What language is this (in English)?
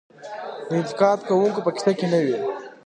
Pashto